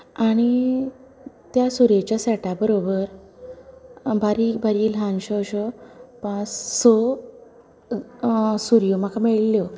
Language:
Konkani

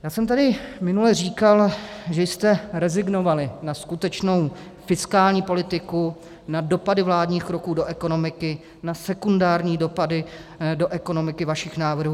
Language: Czech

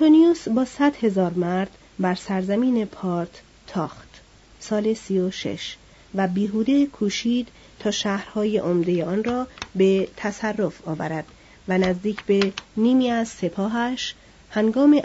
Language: Persian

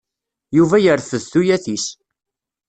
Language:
Kabyle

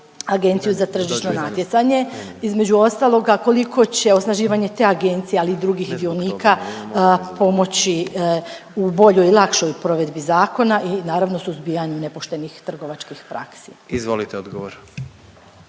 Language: Croatian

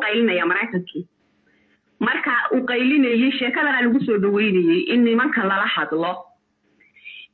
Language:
Arabic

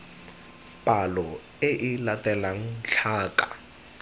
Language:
Tswana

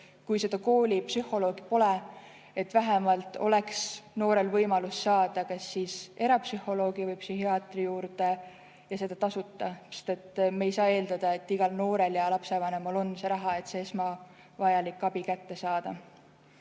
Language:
Estonian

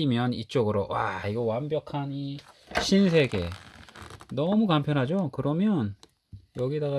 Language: Korean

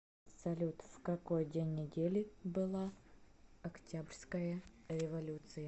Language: Russian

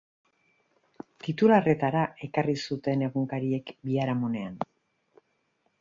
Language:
Basque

